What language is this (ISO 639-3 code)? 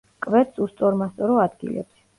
kat